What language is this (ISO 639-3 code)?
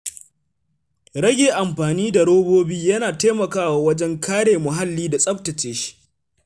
hau